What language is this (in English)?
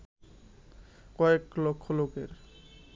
Bangla